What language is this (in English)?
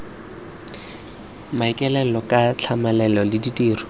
Tswana